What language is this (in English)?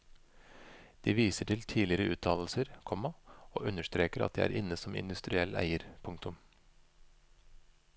Norwegian